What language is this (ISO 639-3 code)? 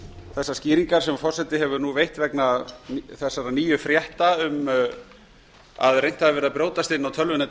isl